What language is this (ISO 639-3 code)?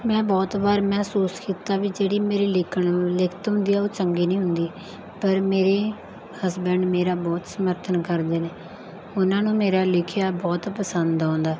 pan